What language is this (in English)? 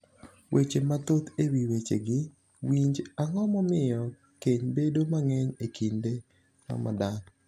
Luo (Kenya and Tanzania)